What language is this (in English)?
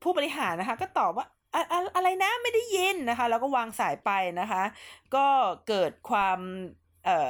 Thai